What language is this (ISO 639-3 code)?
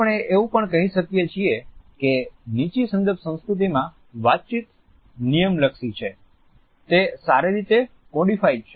guj